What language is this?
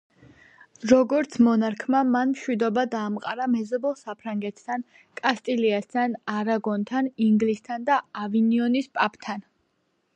Georgian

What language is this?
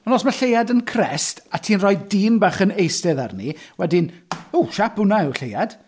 Welsh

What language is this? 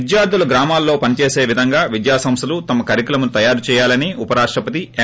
Telugu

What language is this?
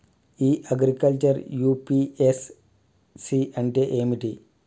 Telugu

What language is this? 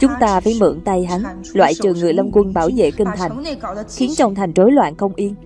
Vietnamese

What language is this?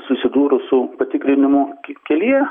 Lithuanian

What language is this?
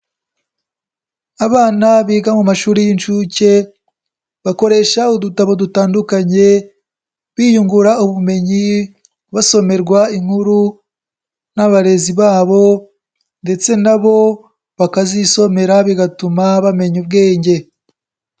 Kinyarwanda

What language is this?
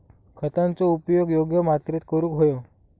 Marathi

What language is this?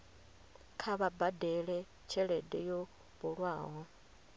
Venda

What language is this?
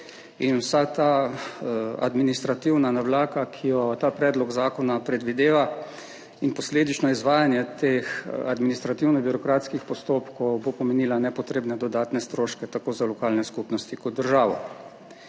Slovenian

